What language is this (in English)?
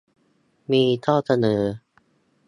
Thai